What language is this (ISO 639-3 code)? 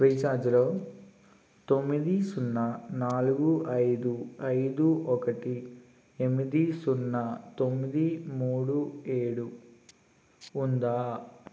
tel